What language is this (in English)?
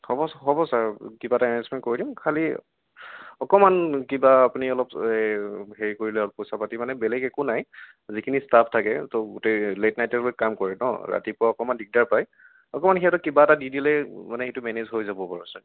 Assamese